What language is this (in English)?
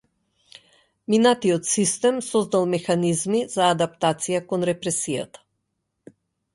Macedonian